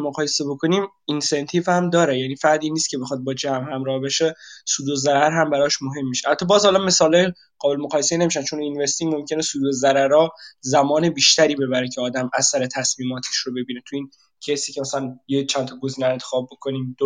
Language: Persian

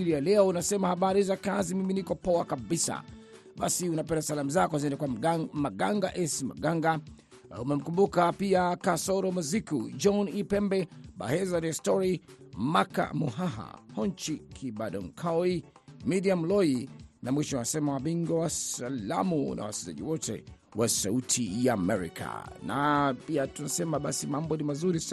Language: Swahili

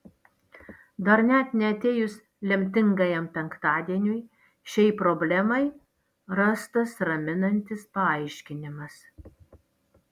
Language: Lithuanian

